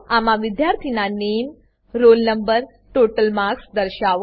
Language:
Gujarati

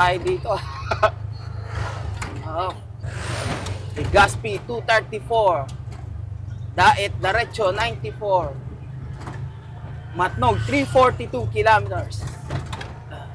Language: Filipino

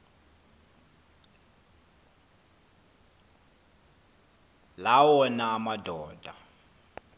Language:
Xhosa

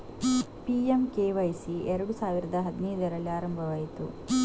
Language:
Kannada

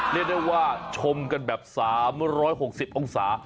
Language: Thai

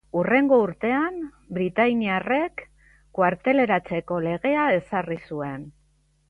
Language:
Basque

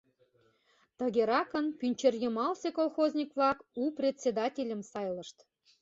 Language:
Mari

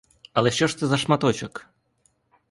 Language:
Ukrainian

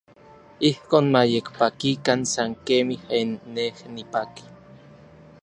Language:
Orizaba Nahuatl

